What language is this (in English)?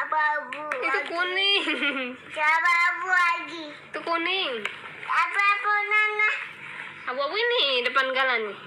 Indonesian